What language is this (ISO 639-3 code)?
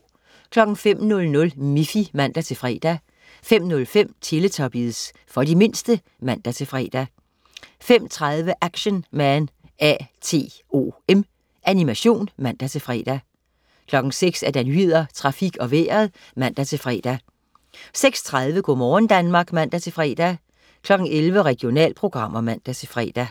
dan